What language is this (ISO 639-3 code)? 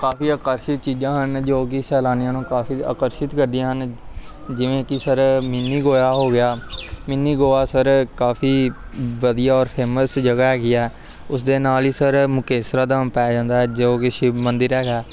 pan